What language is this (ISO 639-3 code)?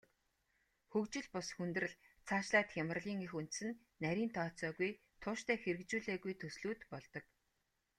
mon